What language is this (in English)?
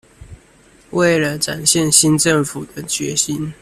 Chinese